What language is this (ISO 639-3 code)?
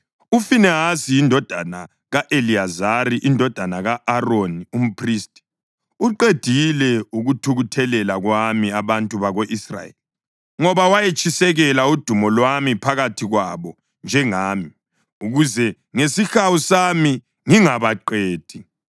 nde